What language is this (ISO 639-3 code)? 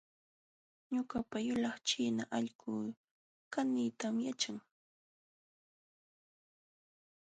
qxw